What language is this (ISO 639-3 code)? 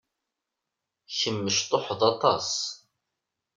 kab